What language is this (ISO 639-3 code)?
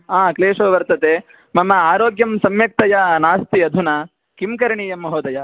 san